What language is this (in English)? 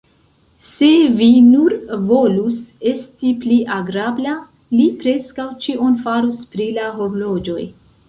Esperanto